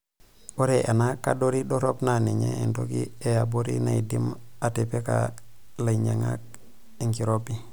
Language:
Masai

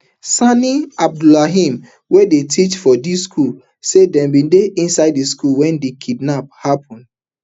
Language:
Nigerian Pidgin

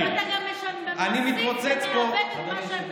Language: Hebrew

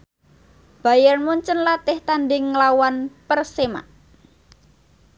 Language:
Javanese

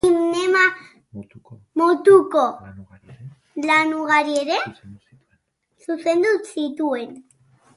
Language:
Basque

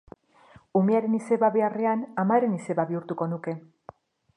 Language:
Basque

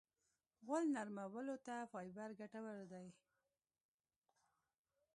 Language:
Pashto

